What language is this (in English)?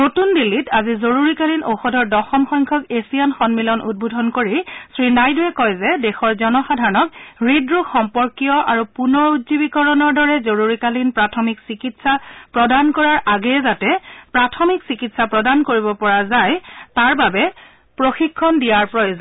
Assamese